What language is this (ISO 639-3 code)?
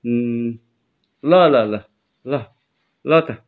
nep